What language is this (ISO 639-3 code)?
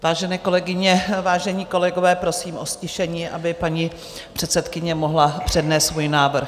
ces